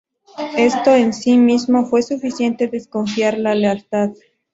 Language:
Spanish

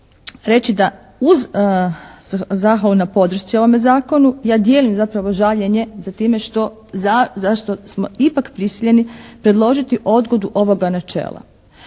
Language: Croatian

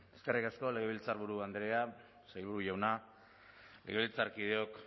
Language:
Basque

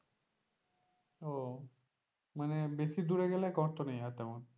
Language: Bangla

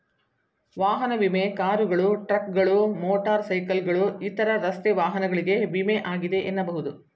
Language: Kannada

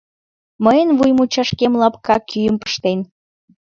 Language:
Mari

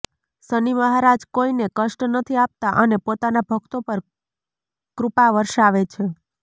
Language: Gujarati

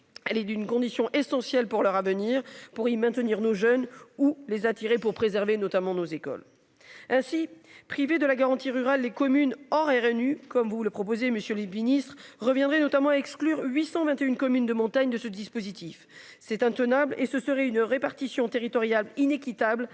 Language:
French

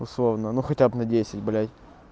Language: Russian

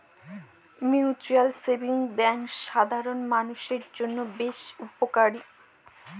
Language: Bangla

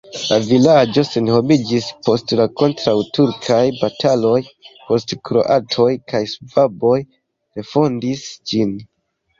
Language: Esperanto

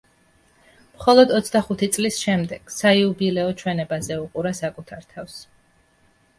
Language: Georgian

